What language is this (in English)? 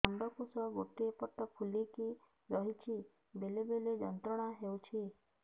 Odia